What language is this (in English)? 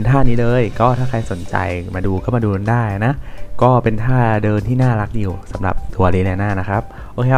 Thai